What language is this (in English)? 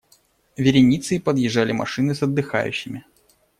Russian